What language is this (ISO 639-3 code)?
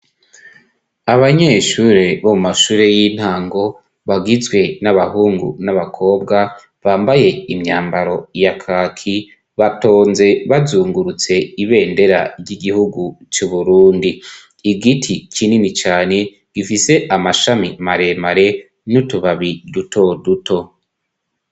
run